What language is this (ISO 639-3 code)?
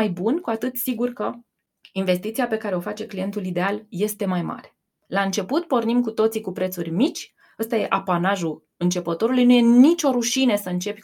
ron